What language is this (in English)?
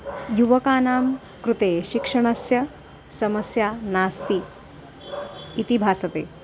Sanskrit